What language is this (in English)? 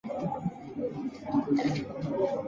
Chinese